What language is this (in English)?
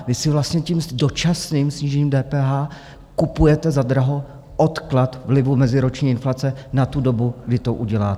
Czech